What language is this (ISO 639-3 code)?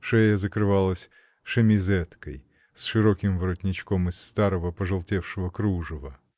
rus